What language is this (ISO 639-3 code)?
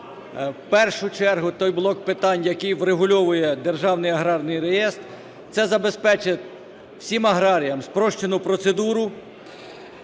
ukr